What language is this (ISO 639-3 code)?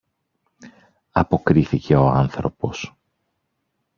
ell